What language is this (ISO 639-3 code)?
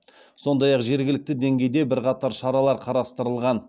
kaz